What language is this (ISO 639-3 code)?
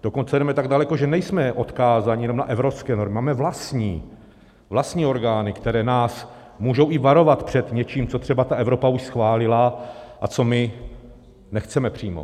ces